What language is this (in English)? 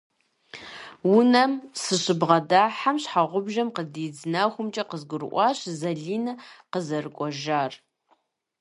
Kabardian